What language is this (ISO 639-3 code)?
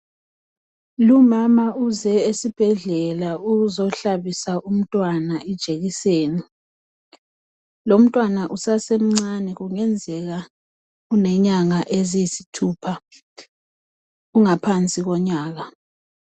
nde